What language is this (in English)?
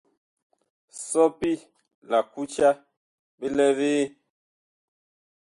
Bakoko